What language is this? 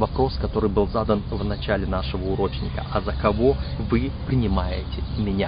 Russian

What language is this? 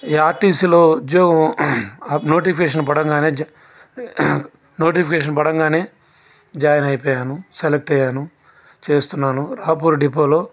Telugu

